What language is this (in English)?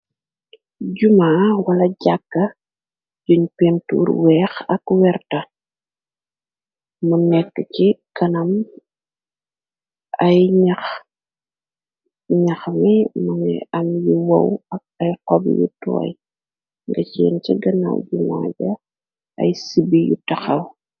Wolof